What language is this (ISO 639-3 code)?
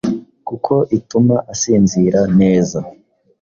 kin